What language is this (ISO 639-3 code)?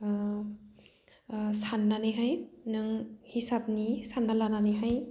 brx